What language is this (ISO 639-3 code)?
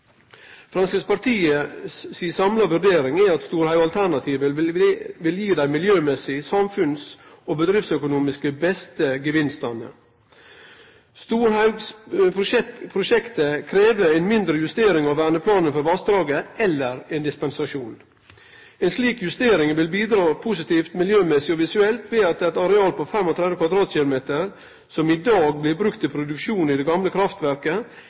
nno